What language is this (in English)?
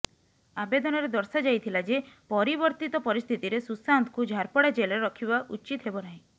Odia